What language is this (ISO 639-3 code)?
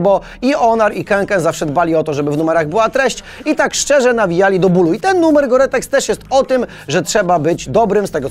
pol